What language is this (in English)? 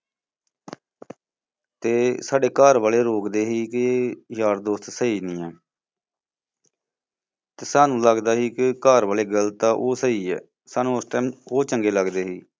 Punjabi